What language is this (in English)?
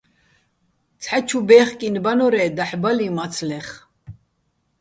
Bats